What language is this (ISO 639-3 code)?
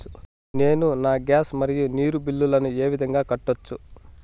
tel